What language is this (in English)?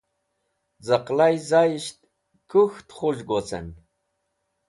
Wakhi